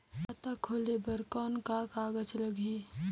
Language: Chhattisgarhi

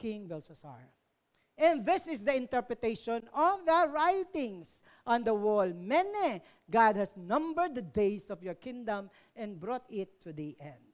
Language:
Filipino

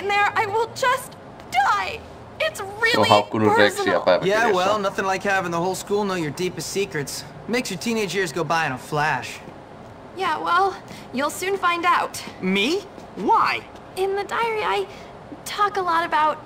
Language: Finnish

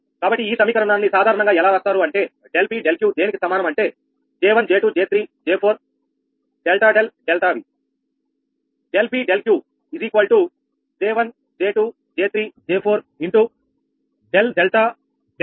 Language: Telugu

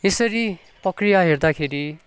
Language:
Nepali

